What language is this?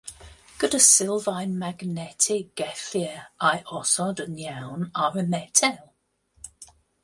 Welsh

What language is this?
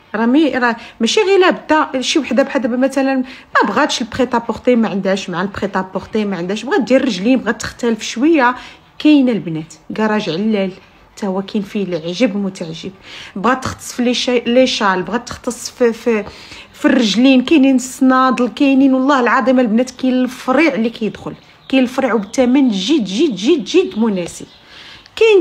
Arabic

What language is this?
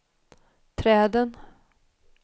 Swedish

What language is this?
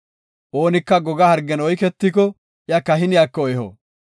Gofa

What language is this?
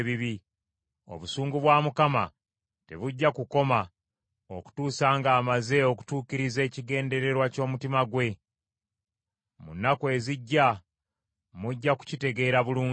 Ganda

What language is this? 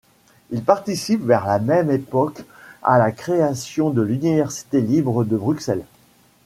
French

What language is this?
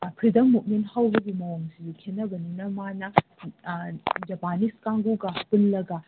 Manipuri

